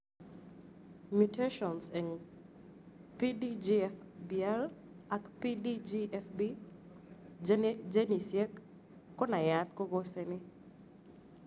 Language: Kalenjin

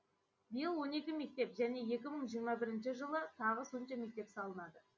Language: Kazakh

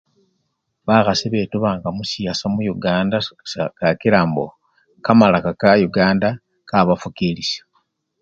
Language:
Luyia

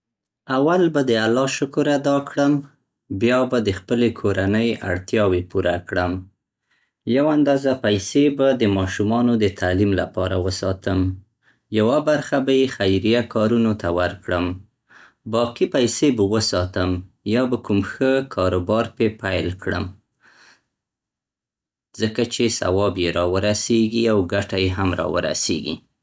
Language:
Central Pashto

